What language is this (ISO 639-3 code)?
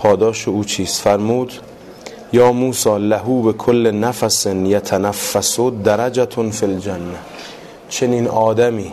fas